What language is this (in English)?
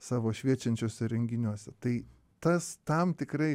Lithuanian